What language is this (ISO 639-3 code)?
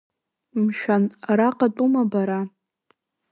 abk